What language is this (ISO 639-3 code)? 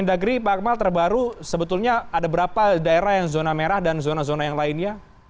ind